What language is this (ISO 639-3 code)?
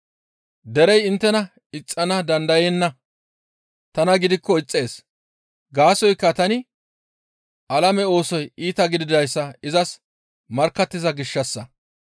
gmv